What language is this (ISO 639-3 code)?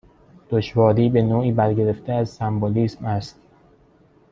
fas